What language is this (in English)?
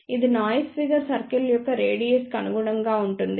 Telugu